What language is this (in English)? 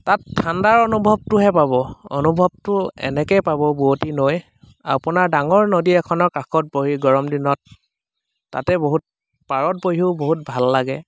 Assamese